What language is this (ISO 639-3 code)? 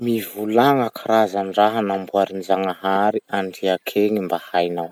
msh